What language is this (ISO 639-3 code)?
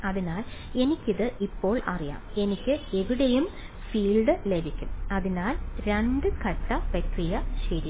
mal